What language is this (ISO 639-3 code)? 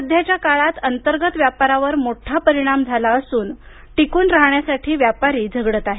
mar